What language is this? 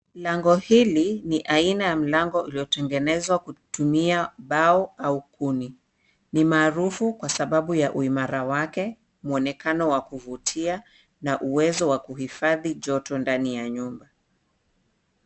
Swahili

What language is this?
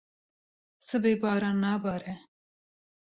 Kurdish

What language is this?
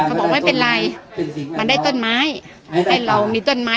Thai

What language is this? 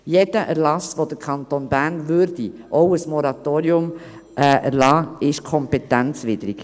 Swiss German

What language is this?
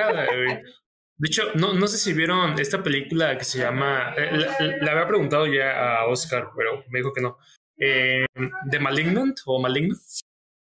Spanish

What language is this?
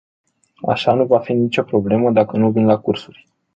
Romanian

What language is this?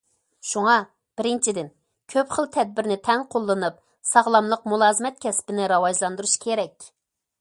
Uyghur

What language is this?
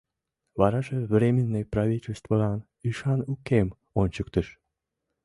Mari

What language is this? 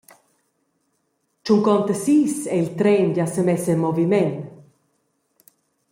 Romansh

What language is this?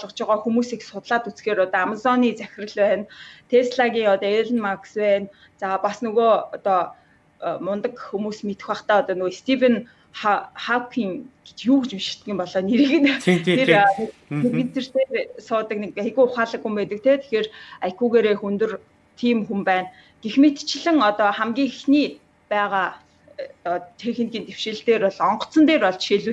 French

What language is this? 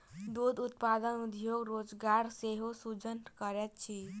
Maithili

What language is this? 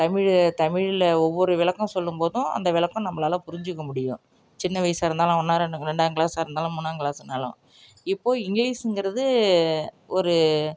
Tamil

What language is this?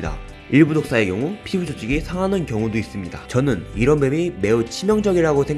Korean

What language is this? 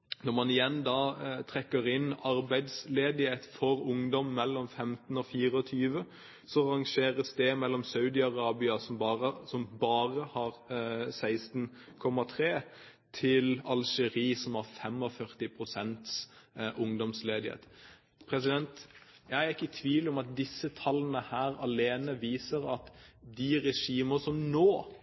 Norwegian Bokmål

